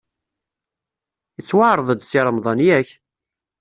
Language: Kabyle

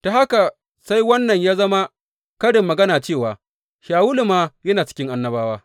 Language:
Hausa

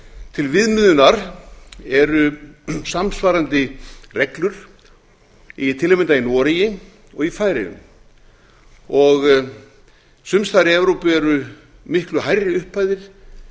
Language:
Icelandic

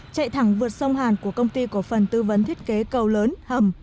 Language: Vietnamese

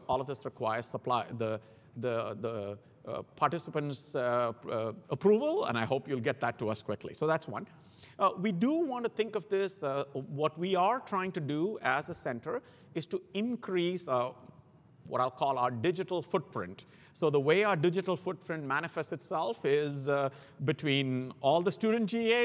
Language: English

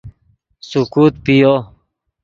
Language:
Yidgha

